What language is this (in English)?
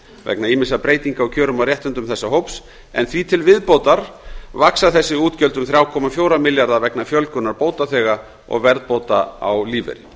Icelandic